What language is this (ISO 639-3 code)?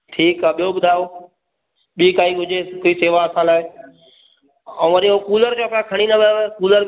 snd